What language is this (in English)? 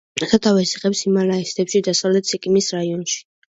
Georgian